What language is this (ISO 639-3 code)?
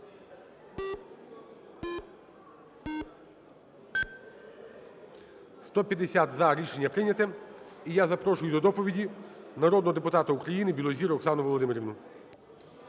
ukr